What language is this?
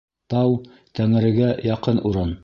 Bashkir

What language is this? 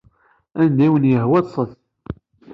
Kabyle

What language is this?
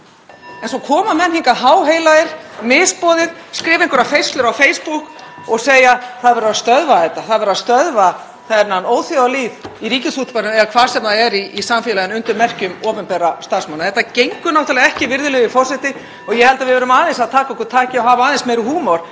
Icelandic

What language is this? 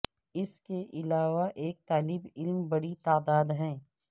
Urdu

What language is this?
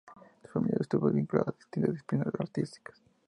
Spanish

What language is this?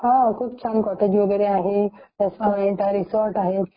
Marathi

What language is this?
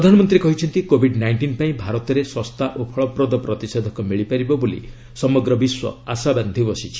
Odia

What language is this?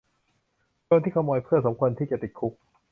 Thai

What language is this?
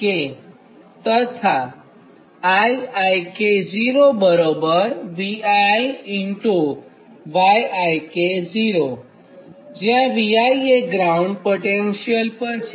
Gujarati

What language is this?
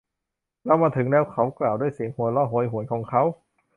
Thai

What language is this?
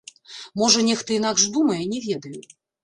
Belarusian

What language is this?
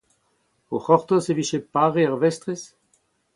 Breton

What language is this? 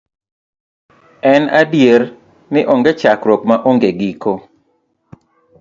Luo (Kenya and Tanzania)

